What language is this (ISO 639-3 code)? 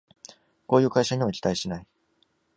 jpn